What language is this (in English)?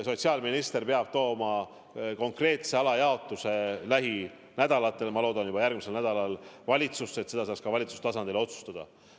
Estonian